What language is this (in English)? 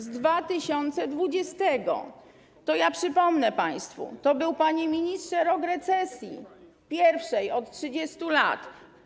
Polish